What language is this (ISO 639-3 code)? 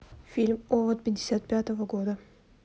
rus